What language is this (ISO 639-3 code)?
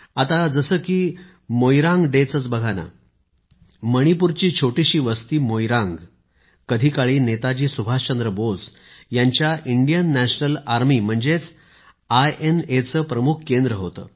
mar